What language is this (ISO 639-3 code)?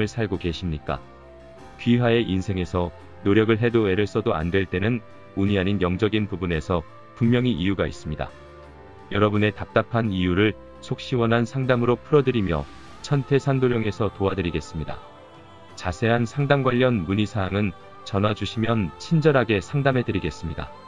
kor